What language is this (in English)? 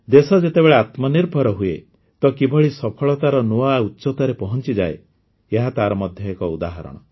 Odia